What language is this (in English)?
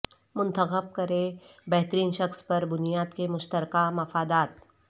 Urdu